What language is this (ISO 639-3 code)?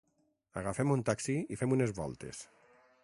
cat